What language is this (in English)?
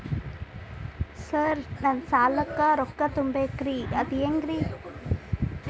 Kannada